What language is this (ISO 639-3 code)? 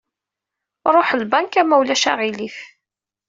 kab